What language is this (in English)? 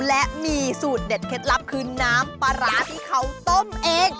Thai